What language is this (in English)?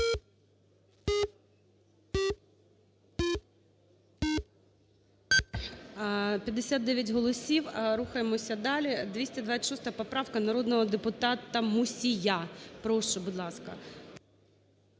Ukrainian